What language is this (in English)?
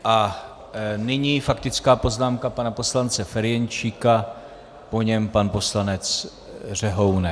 Czech